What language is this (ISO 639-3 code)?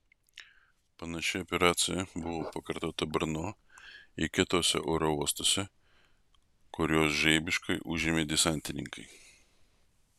lit